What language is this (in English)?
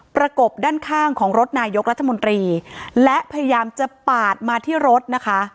Thai